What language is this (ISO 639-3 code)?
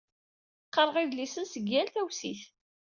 kab